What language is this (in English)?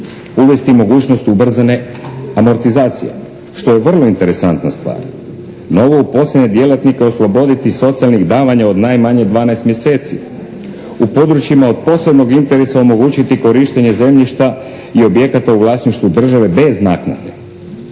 Croatian